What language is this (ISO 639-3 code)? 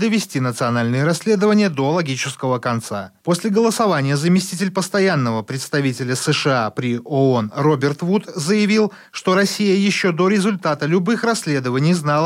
rus